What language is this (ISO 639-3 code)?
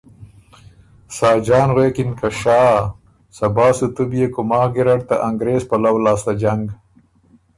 oru